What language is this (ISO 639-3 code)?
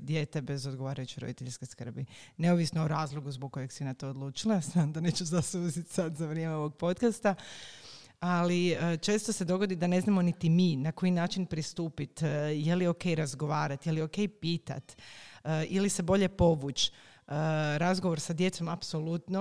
hrv